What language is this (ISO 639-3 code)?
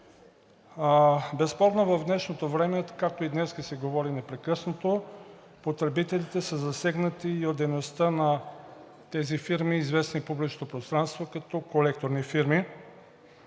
bul